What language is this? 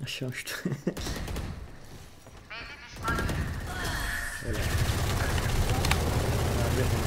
Turkish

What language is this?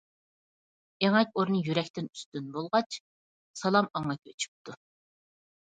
Uyghur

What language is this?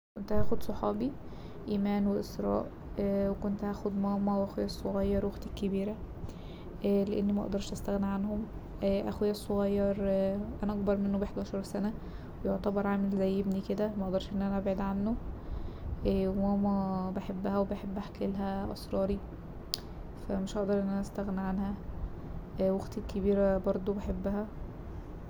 Egyptian Arabic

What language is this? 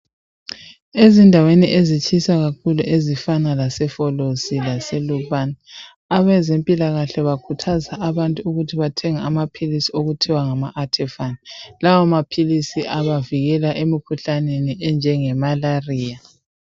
North Ndebele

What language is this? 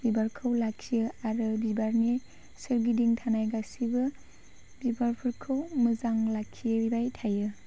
Bodo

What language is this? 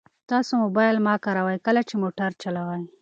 Pashto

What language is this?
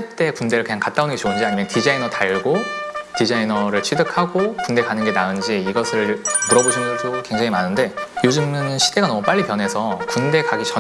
Korean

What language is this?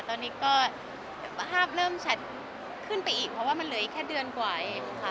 Thai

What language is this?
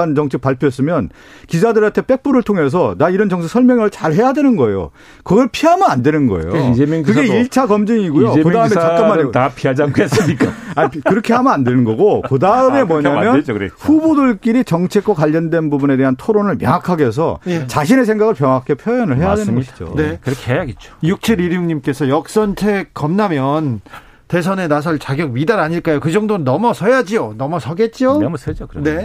Korean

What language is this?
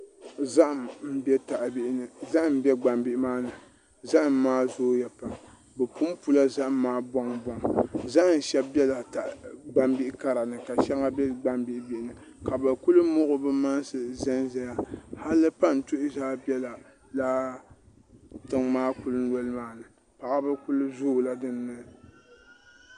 Dagbani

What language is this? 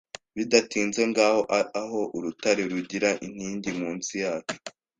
Kinyarwanda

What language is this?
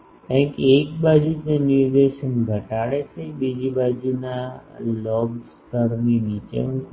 Gujarati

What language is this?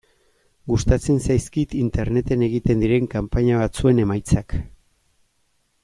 Basque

